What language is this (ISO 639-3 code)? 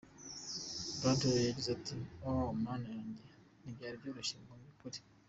kin